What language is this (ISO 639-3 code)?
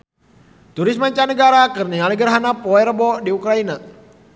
sun